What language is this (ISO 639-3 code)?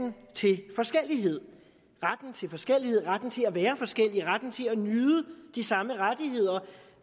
dan